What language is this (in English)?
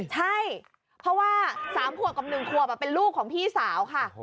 Thai